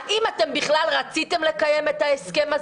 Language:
Hebrew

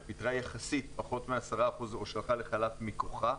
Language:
Hebrew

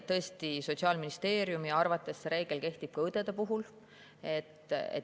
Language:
Estonian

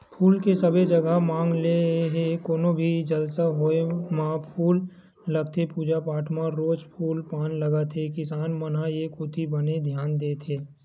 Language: Chhattisgarhi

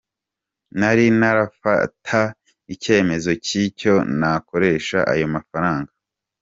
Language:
Kinyarwanda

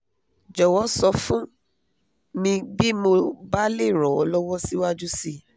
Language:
Yoruba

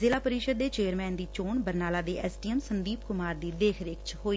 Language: Punjabi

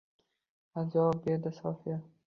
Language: Uzbek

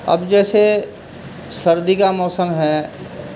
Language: Urdu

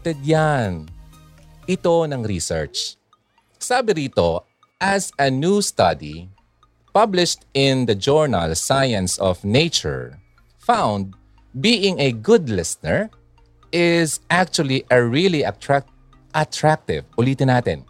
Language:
Filipino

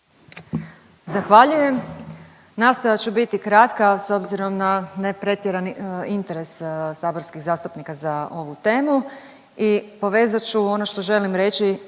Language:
Croatian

